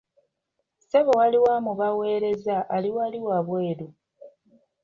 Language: Ganda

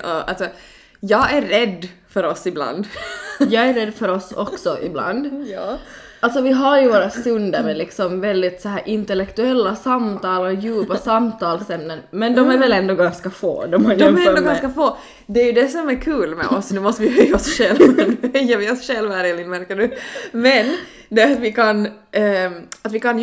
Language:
Swedish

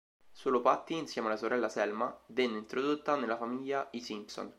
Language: Italian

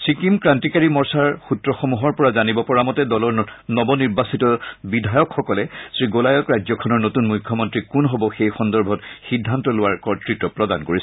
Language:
Assamese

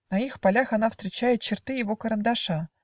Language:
Russian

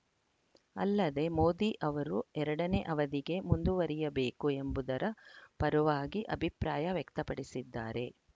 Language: Kannada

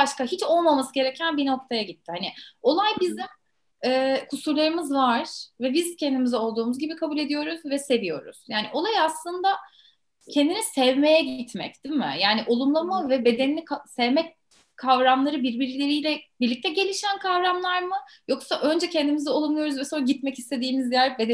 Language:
Turkish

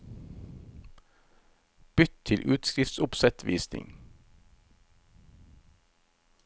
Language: Norwegian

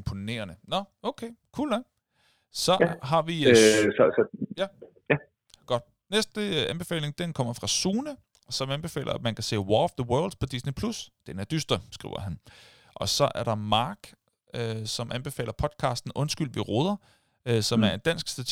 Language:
Danish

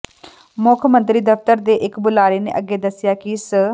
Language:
Punjabi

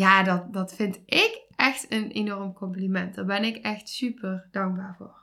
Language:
Dutch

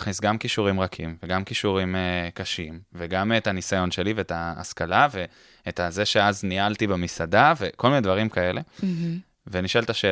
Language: Hebrew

